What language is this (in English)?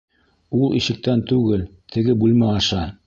Bashkir